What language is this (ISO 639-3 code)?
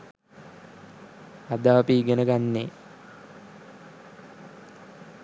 sin